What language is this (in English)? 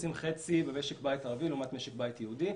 Hebrew